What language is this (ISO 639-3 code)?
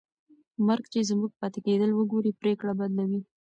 pus